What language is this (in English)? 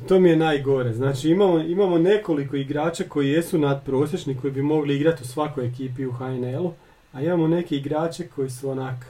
Croatian